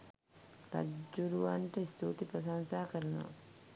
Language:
Sinhala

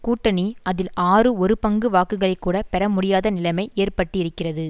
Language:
Tamil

